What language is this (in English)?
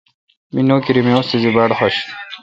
Kalkoti